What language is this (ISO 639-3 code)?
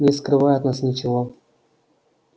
rus